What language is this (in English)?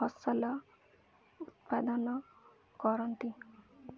Odia